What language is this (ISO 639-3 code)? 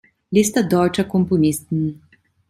deu